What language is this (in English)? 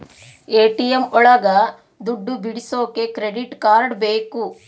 Kannada